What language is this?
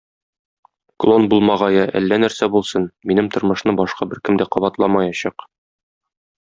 Tatar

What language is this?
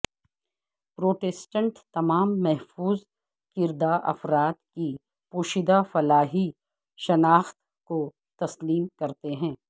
Urdu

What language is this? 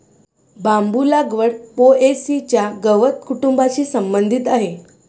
Marathi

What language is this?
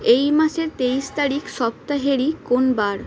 Bangla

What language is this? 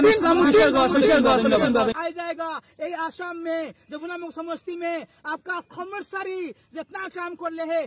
Arabic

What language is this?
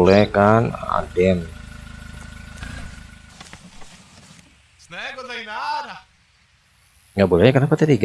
Indonesian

